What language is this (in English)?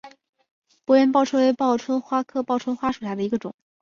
Chinese